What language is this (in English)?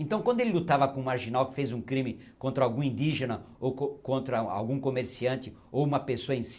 Portuguese